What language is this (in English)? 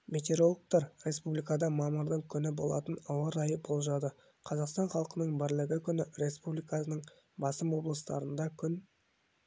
Kazakh